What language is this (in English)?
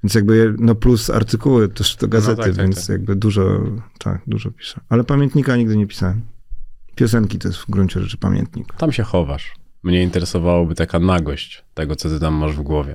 Polish